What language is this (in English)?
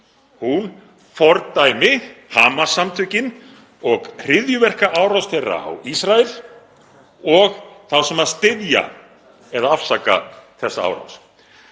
Icelandic